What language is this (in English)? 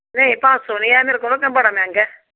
Dogri